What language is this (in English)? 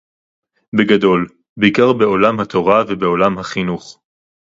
Hebrew